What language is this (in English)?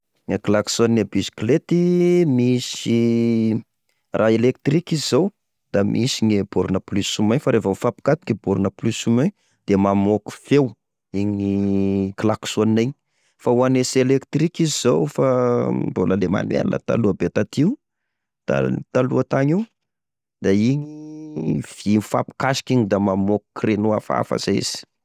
Tesaka Malagasy